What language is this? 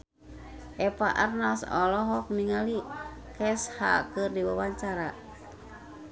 Sundanese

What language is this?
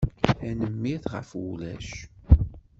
Kabyle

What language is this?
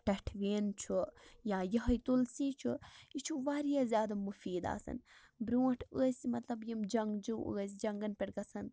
Kashmiri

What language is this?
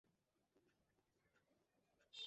Bangla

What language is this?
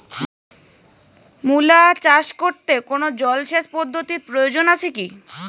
Bangla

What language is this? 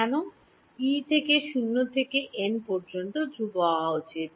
Bangla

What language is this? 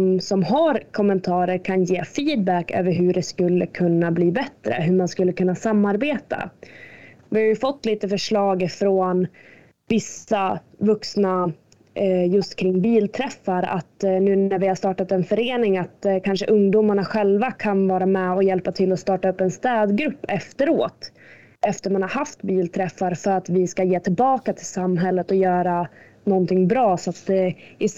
Swedish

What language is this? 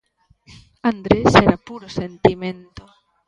Galician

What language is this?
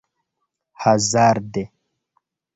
Esperanto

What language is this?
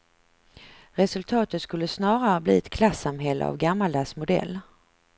Swedish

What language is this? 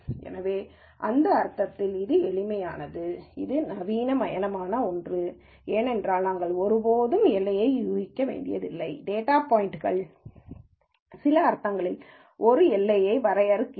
Tamil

